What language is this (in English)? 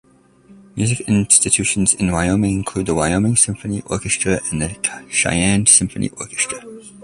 English